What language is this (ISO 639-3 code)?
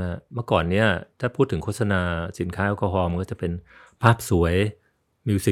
tha